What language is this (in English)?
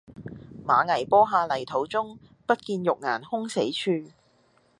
Cantonese